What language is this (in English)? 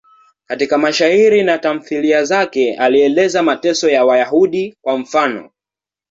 Swahili